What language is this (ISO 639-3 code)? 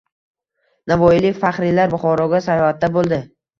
uzb